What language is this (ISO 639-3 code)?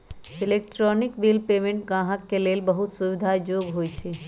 mag